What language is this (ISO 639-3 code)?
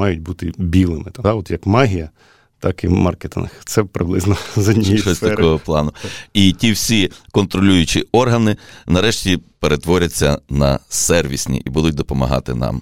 ukr